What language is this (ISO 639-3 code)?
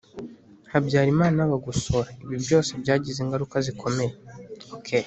kin